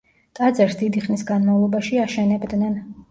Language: Georgian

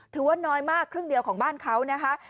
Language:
Thai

